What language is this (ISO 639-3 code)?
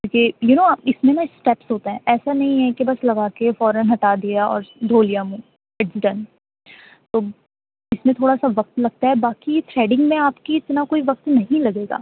urd